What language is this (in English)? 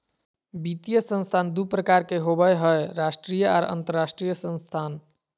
Magahi